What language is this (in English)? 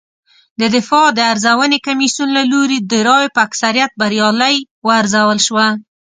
Pashto